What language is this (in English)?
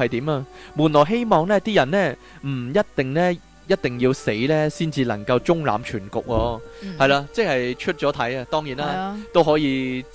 Chinese